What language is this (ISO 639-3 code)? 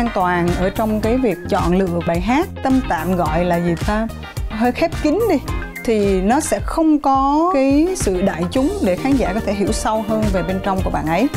vie